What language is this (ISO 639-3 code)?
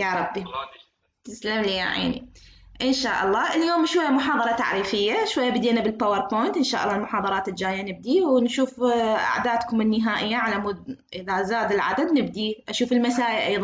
ara